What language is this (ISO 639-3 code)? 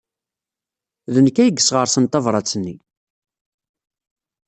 kab